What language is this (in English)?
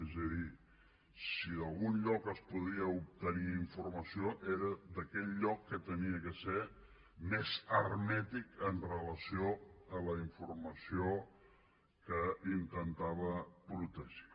Catalan